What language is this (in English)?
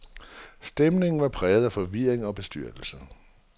Danish